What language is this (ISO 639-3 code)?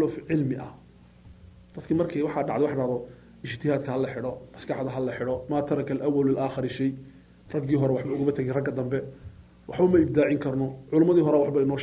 ara